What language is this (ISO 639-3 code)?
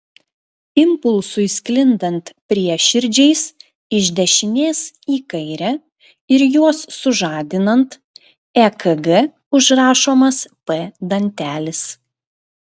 lit